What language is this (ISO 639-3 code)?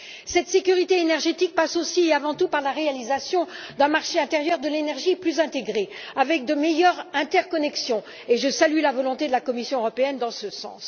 fra